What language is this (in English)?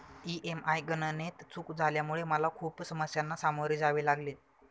Marathi